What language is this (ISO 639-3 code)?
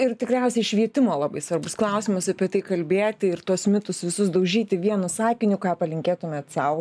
lit